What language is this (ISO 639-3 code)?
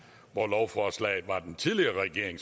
dan